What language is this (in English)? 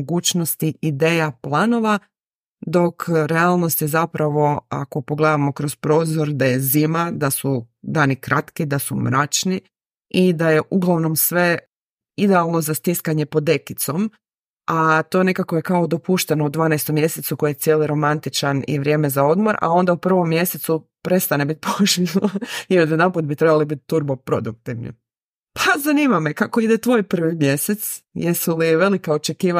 Croatian